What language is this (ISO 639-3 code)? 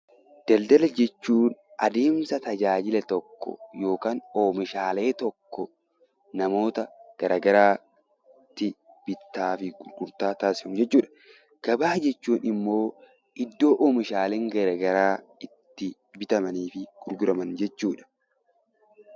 orm